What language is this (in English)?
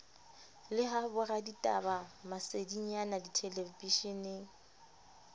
Southern Sotho